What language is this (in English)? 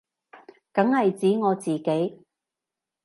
Cantonese